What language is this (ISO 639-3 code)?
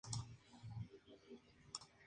spa